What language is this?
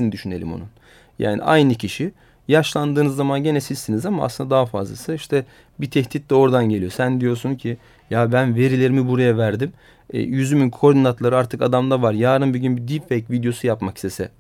Turkish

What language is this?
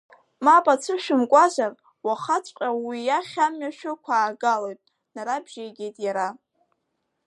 Abkhazian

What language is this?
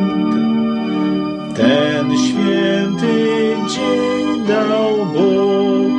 Ukrainian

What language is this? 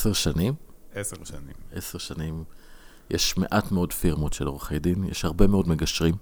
Hebrew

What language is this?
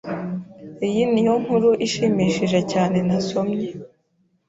Kinyarwanda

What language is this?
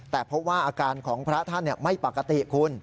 Thai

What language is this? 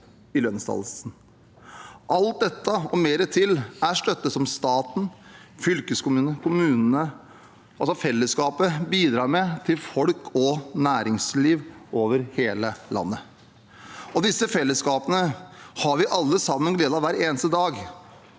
Norwegian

